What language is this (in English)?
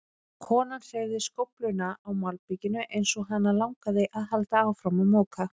Icelandic